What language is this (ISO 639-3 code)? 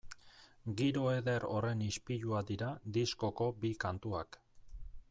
eus